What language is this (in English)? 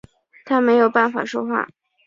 Chinese